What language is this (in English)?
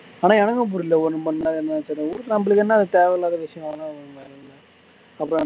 Tamil